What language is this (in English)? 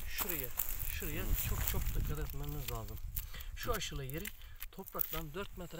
Turkish